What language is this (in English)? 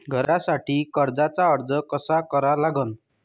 Marathi